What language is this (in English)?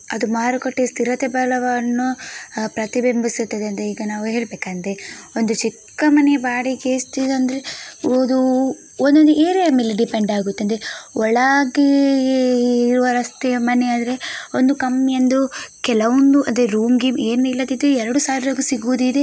Kannada